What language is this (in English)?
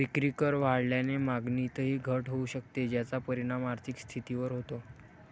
Marathi